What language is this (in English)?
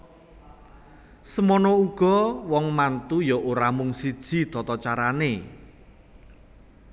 Javanese